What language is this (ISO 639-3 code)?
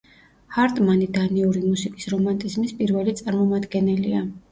kat